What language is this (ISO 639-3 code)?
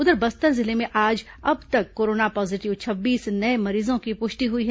hin